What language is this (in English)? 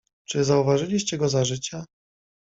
Polish